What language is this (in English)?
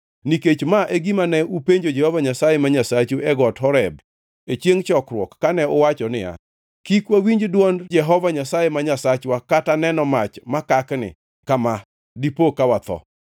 Luo (Kenya and Tanzania)